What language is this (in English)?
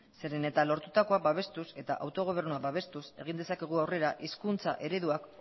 Basque